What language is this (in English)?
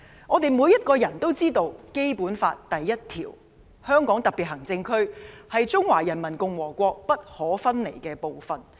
Cantonese